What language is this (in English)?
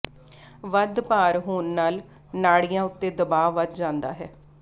Punjabi